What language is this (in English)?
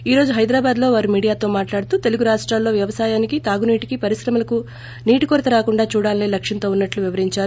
Telugu